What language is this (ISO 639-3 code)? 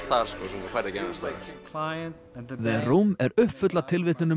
isl